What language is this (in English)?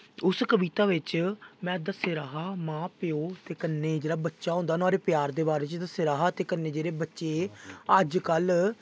Dogri